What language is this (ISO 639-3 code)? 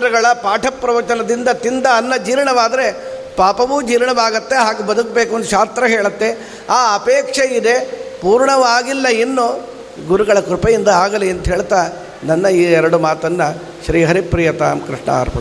kan